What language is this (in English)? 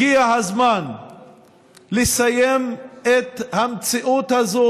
Hebrew